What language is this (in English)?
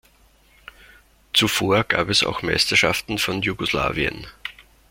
German